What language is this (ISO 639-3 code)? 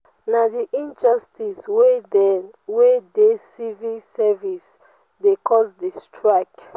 pcm